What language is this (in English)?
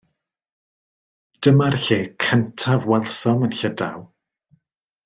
Welsh